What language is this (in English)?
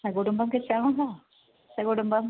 Sanskrit